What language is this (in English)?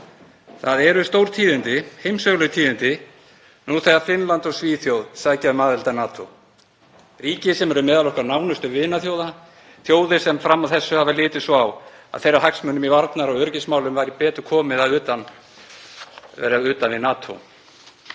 Icelandic